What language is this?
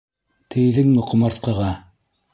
Bashkir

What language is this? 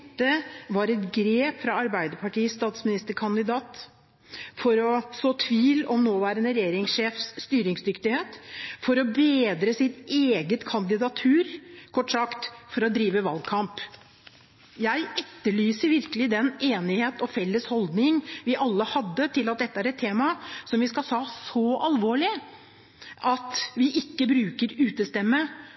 Norwegian Bokmål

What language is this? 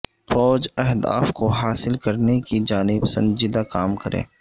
Urdu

